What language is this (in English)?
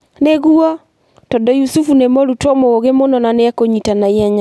Kikuyu